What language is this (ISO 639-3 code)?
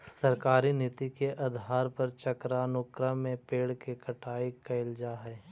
mag